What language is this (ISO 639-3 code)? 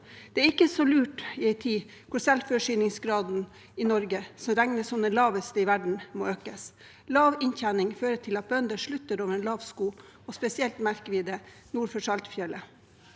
nor